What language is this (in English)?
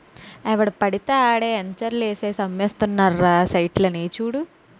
Telugu